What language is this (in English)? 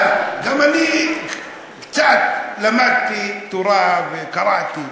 Hebrew